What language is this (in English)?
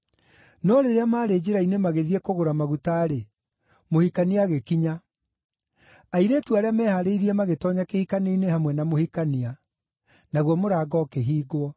Kikuyu